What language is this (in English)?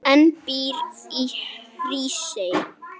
Icelandic